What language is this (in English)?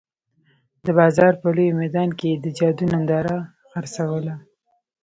Pashto